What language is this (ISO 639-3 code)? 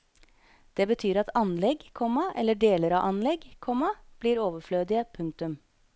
nor